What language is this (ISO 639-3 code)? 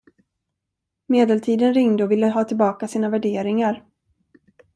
swe